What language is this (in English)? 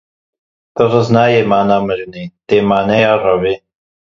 Kurdish